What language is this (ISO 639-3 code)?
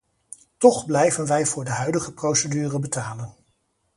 nld